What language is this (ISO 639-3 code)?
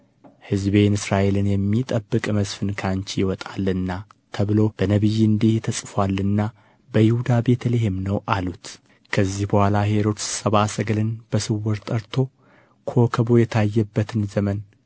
amh